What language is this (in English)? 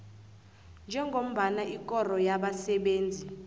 South Ndebele